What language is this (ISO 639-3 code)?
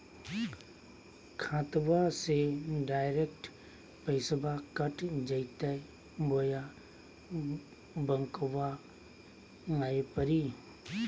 mag